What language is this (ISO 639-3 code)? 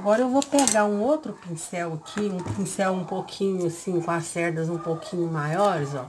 por